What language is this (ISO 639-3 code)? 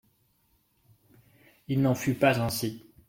fra